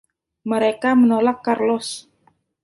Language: Indonesian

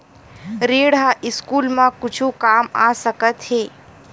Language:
Chhattisgarhi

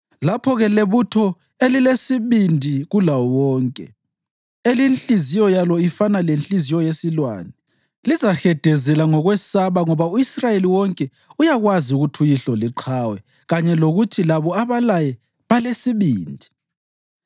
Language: North Ndebele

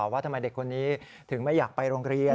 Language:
Thai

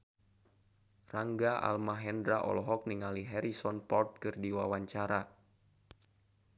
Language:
Sundanese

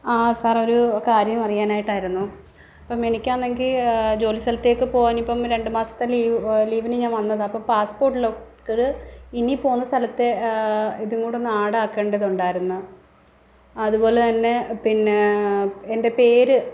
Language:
Malayalam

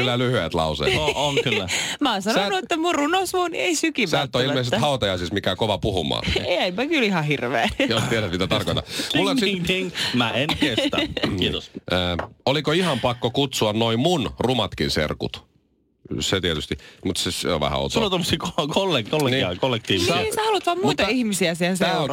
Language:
Finnish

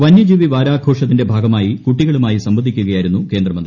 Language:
Malayalam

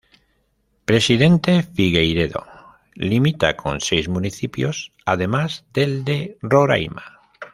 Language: Spanish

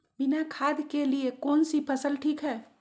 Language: Magahi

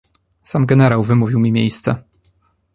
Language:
Polish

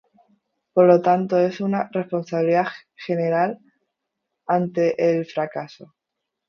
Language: Spanish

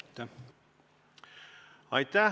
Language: Estonian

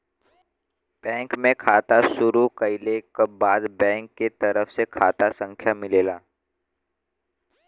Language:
Bhojpuri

